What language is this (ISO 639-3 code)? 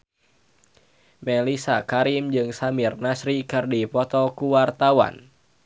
sun